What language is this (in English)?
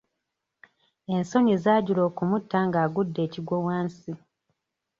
Ganda